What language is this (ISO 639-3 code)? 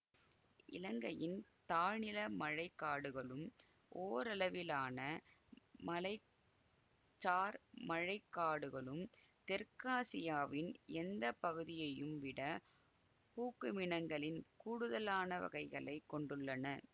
tam